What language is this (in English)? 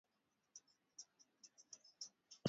Swahili